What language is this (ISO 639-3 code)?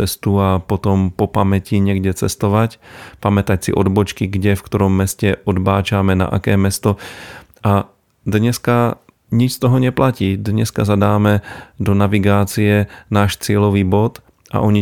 slk